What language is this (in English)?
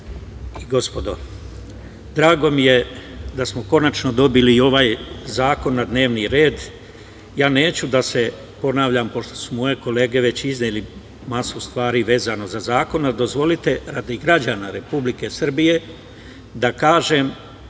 Serbian